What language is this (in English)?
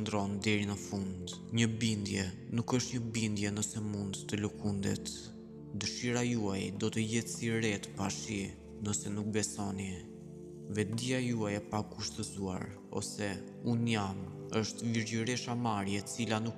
Romanian